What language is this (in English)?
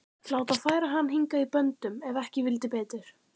Icelandic